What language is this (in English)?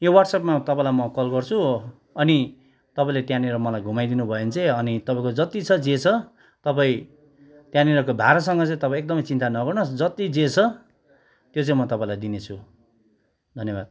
Nepali